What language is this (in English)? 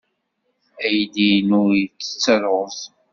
Kabyle